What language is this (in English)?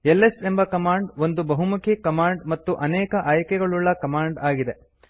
Kannada